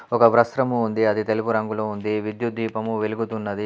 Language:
Telugu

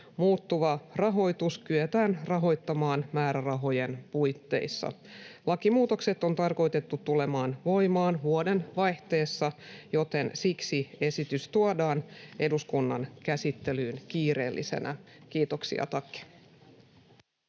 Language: Finnish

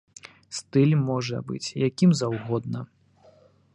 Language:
Belarusian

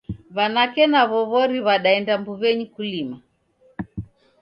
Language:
Taita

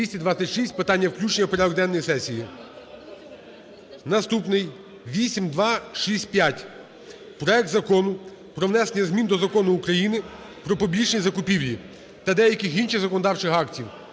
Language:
Ukrainian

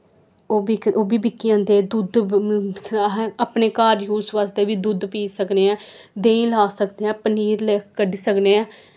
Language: Dogri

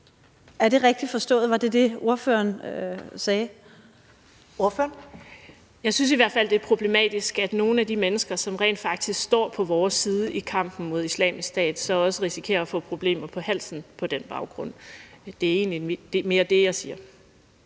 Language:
Danish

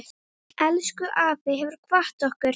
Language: Icelandic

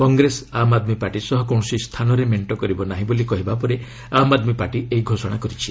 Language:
Odia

